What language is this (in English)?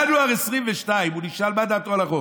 Hebrew